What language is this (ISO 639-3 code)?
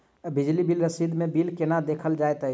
mai